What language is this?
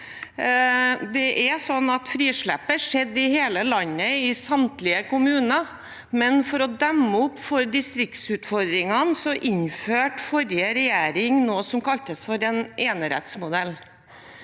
Norwegian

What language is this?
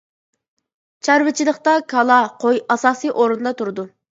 Uyghur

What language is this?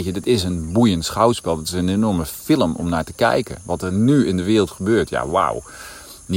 Dutch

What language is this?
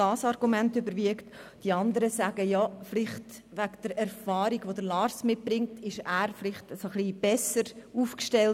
Swiss German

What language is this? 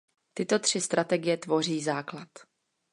Czech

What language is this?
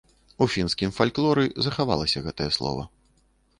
Belarusian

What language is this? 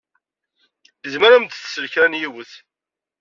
Kabyle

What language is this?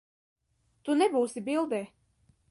Latvian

